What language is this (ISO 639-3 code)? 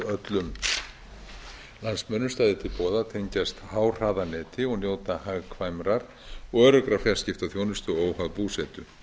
isl